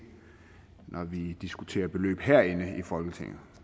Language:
Danish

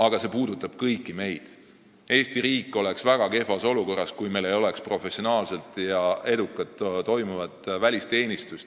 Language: Estonian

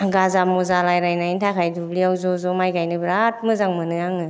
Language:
Bodo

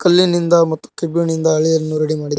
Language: Kannada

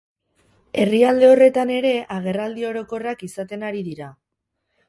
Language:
Basque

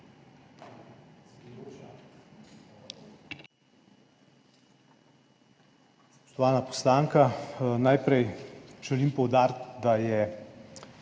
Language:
Slovenian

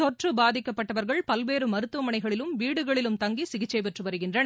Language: Tamil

